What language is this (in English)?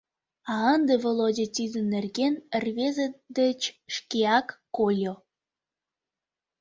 Mari